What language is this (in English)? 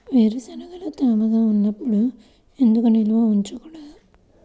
Telugu